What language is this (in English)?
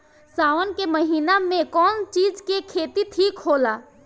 Bhojpuri